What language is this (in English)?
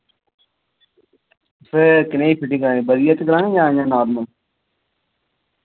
Dogri